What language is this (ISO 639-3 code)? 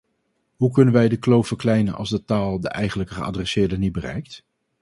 nld